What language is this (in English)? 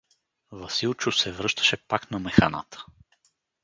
Bulgarian